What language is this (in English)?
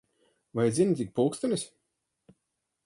Latvian